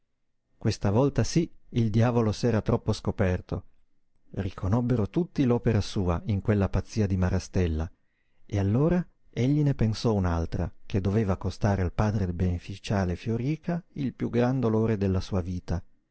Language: Italian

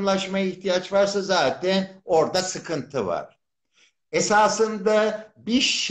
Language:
Turkish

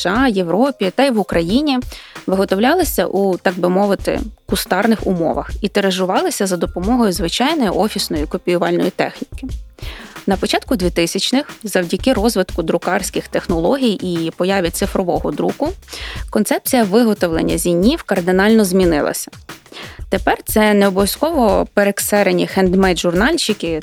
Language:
Ukrainian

